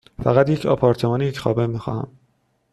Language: Persian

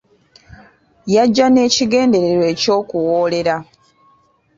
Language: Ganda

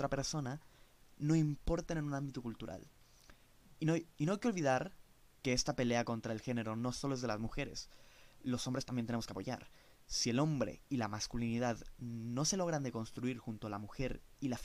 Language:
Spanish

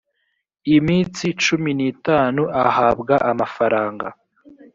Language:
Kinyarwanda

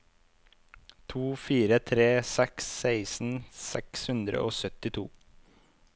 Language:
Norwegian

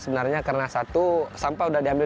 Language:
Indonesian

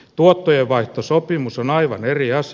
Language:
Finnish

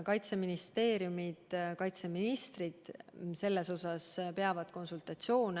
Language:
Estonian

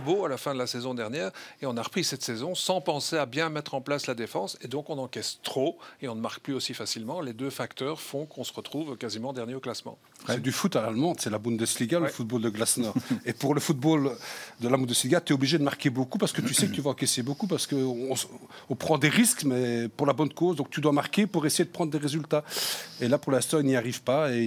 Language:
French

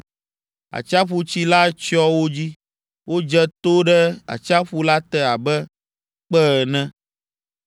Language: Ewe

